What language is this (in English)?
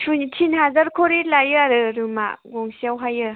Bodo